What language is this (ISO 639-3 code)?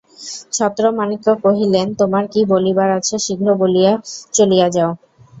ben